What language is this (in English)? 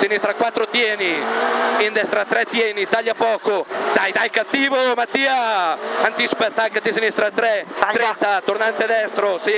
Italian